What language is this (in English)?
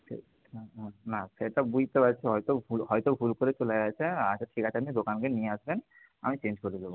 Bangla